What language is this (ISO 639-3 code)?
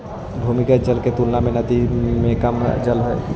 mag